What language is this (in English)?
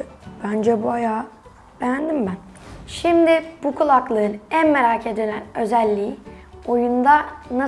Turkish